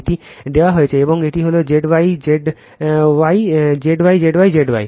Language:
Bangla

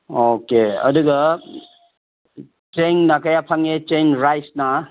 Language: Manipuri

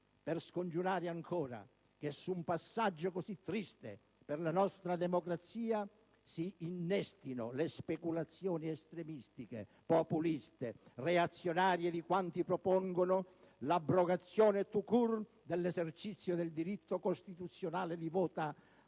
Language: Italian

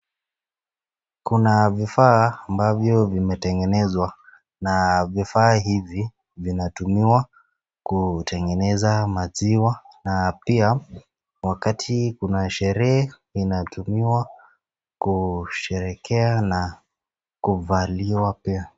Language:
Swahili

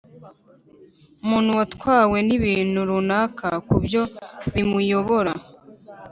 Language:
Kinyarwanda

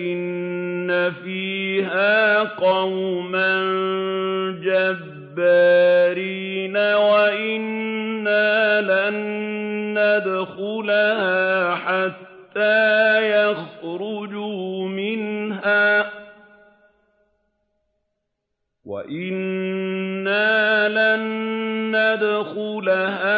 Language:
Arabic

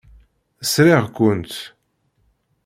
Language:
Kabyle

